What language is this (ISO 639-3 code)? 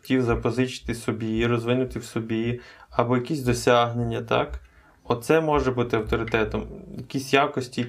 ukr